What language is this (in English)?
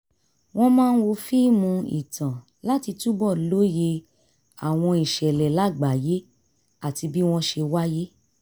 Yoruba